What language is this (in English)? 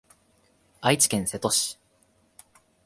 Japanese